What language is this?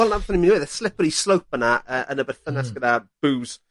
Welsh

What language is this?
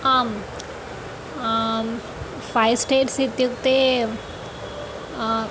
Sanskrit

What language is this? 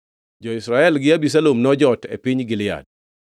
Luo (Kenya and Tanzania)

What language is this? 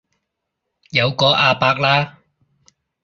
Cantonese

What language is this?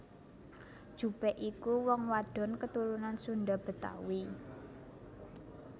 Javanese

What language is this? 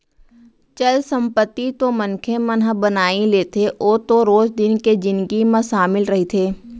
Chhattisgarhi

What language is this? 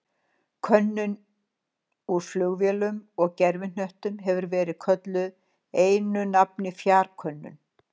Icelandic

